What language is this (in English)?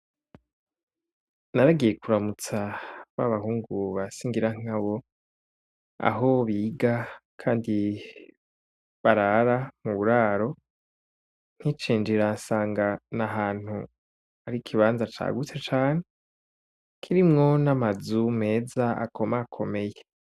Rundi